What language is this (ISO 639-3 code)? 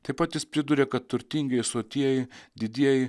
lit